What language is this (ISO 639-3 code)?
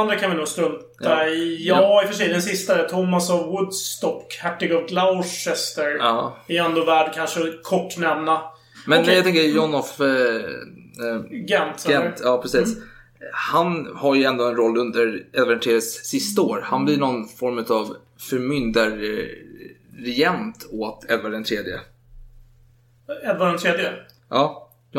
swe